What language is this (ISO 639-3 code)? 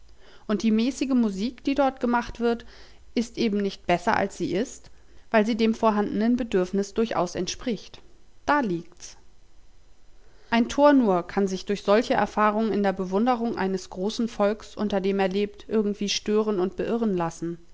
deu